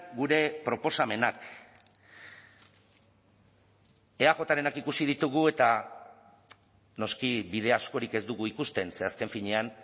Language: Basque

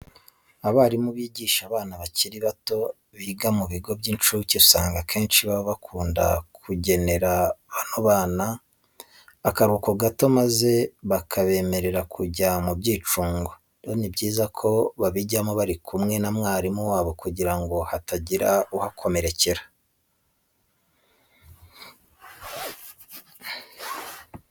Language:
Kinyarwanda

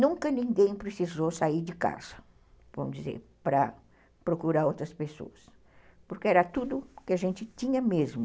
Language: Portuguese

